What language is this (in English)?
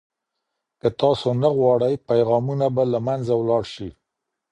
Pashto